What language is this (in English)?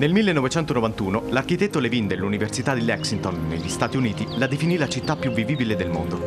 Italian